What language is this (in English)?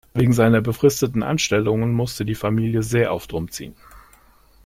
German